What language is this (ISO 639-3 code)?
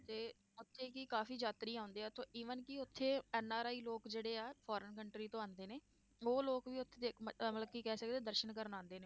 pan